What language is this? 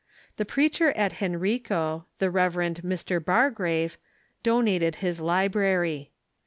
English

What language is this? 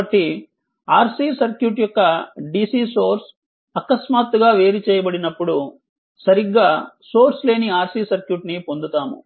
Telugu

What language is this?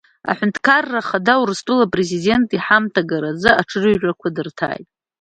Abkhazian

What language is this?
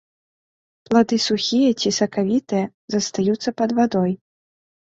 Belarusian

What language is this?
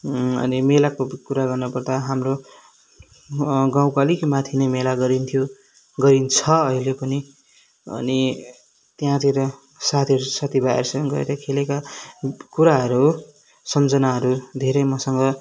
Nepali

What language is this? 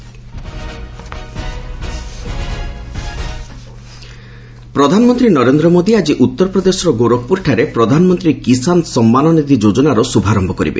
Odia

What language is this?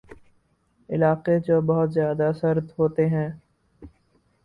Urdu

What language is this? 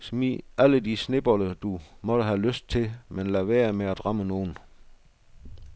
Danish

